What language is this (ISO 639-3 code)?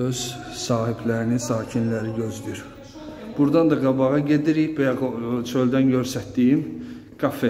tur